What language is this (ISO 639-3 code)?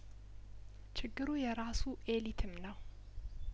amh